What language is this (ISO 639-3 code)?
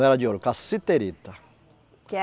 por